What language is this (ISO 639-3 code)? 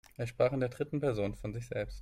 deu